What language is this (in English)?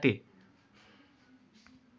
Marathi